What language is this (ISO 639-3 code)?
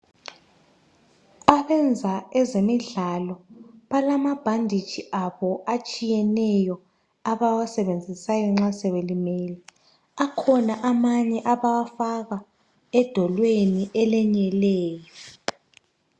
nde